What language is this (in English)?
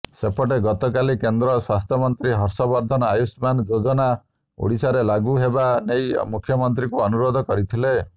Odia